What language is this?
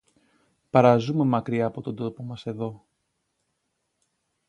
Greek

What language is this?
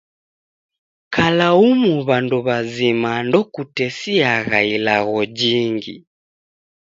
Taita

